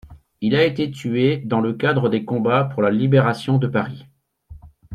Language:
French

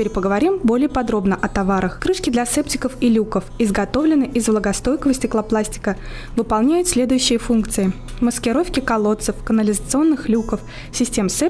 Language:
Russian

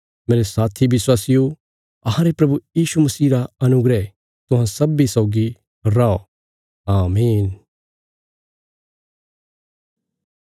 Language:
Bilaspuri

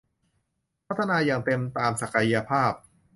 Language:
Thai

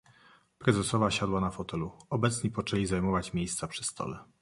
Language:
Polish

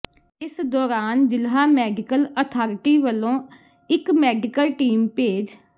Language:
Punjabi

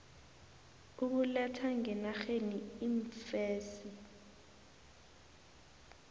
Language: South Ndebele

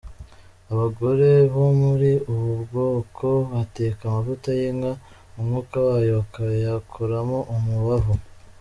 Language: Kinyarwanda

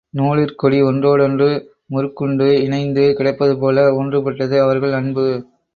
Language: Tamil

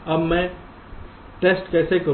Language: Hindi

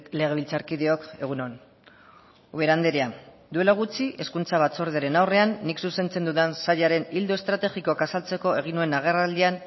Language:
Basque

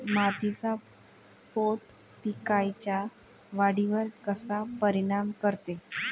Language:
Marathi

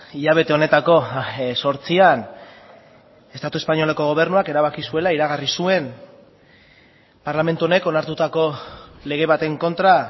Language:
Basque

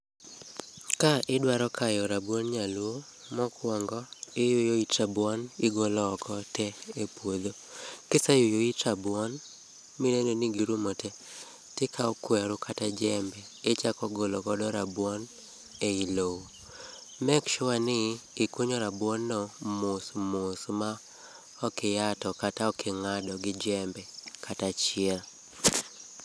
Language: Luo (Kenya and Tanzania)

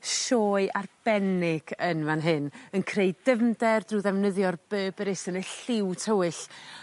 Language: Welsh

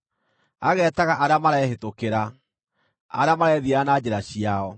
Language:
Kikuyu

